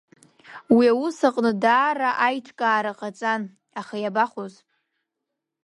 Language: Abkhazian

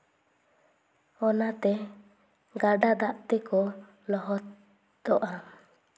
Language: Santali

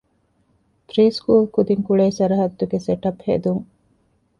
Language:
Divehi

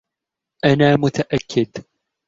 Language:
Arabic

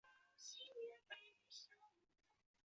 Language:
Chinese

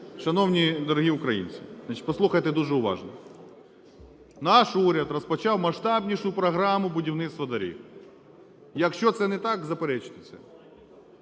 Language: Ukrainian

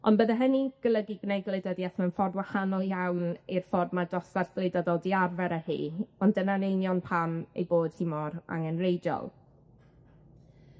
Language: Welsh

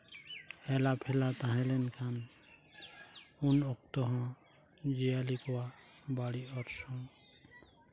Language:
Santali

